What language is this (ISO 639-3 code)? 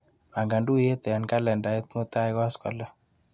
kln